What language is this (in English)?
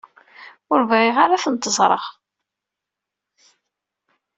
Kabyle